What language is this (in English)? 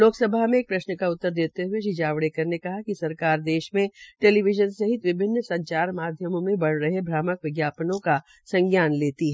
Hindi